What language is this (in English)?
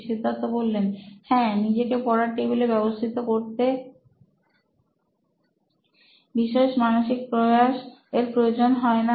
Bangla